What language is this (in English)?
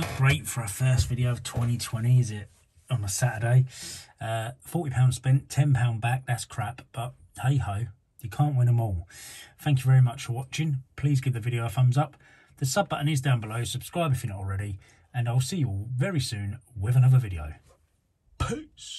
English